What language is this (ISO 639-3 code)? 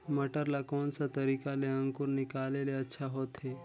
hne